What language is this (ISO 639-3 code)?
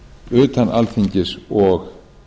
isl